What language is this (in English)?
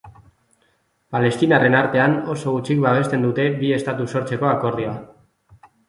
Basque